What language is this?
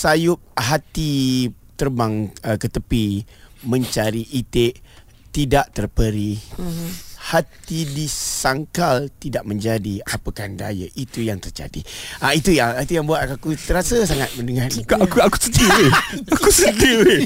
Malay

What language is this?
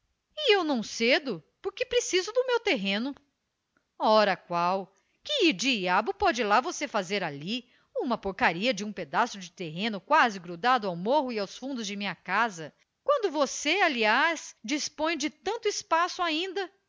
Portuguese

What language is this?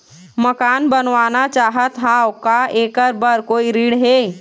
Chhattisgarhi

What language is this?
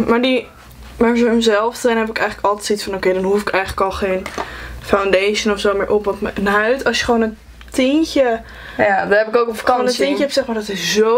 Dutch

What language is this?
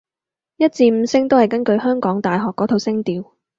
Cantonese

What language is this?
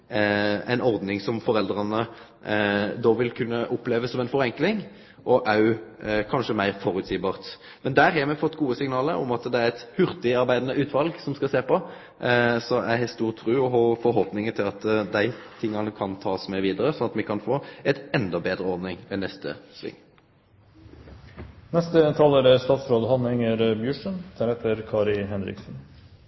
Norwegian Nynorsk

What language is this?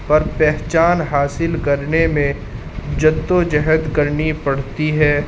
Urdu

